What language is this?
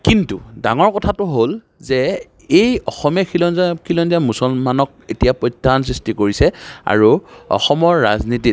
Assamese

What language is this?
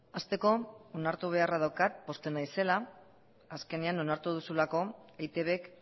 Basque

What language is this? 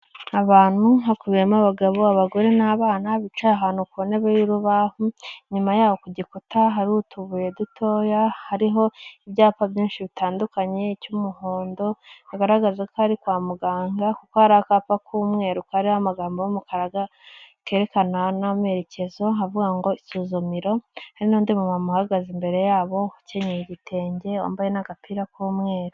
Kinyarwanda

